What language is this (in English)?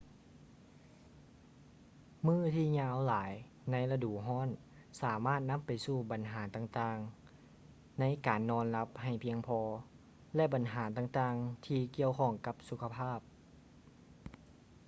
Lao